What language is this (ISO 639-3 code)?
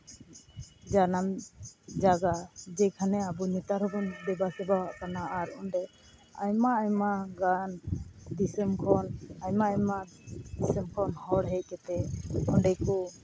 sat